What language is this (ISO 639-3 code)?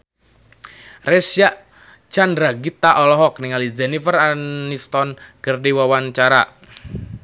sun